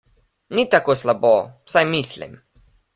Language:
Slovenian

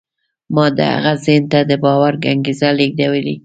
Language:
Pashto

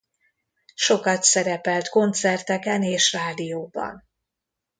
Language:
Hungarian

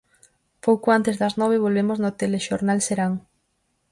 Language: Galician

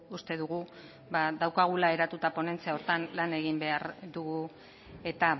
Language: Basque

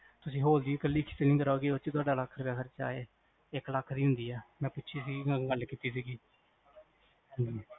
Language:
Punjabi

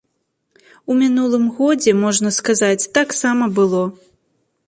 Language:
Belarusian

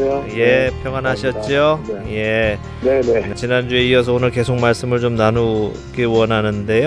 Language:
Korean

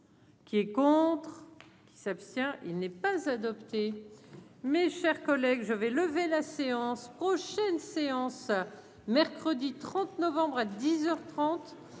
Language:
French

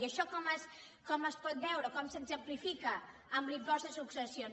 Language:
Catalan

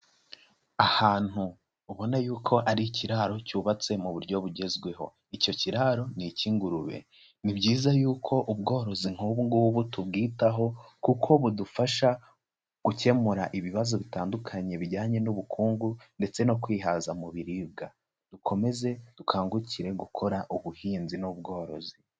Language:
Kinyarwanda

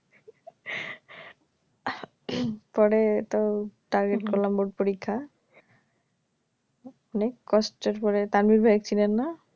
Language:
Bangla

